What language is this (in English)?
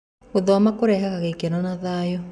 Kikuyu